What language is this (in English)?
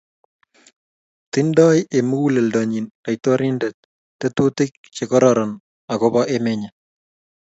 Kalenjin